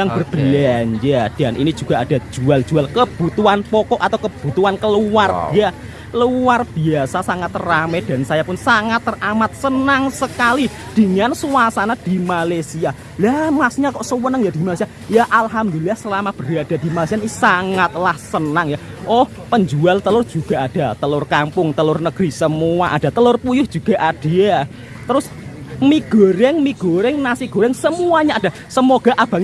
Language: Indonesian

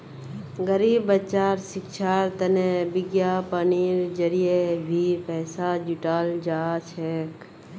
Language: Magahi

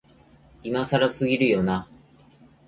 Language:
Japanese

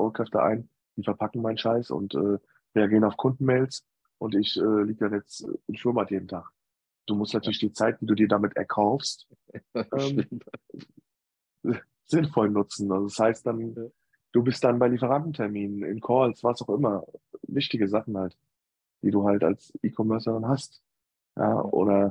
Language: German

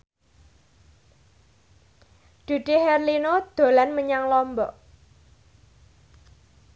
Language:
Javanese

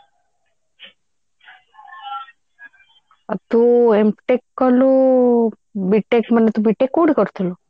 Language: Odia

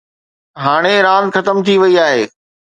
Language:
Sindhi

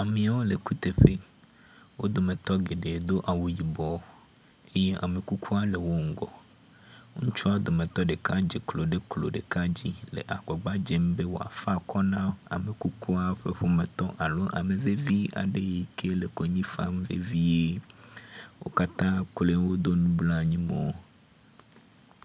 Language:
Ewe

